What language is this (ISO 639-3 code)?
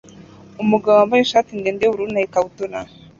kin